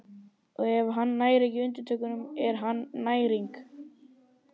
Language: Icelandic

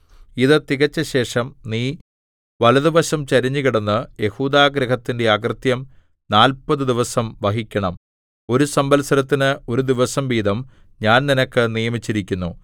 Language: Malayalam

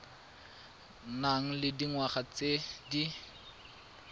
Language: Tswana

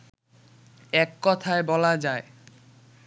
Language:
Bangla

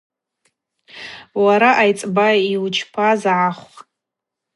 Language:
Abaza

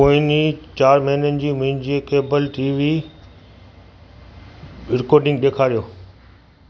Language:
Sindhi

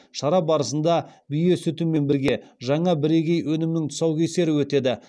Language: Kazakh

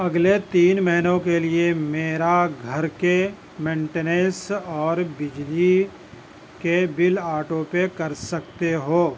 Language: Urdu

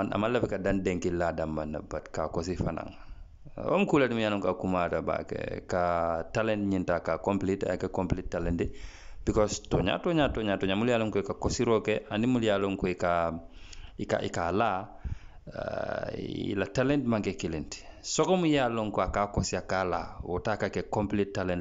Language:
Indonesian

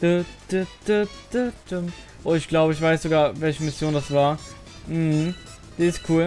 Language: German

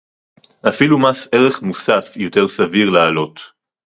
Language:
Hebrew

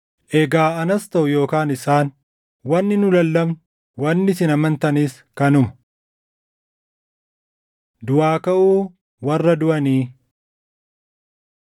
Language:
Oromo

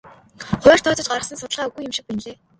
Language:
Mongolian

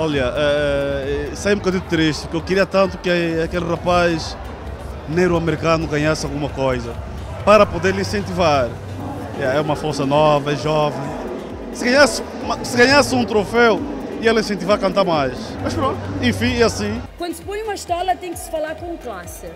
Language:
Portuguese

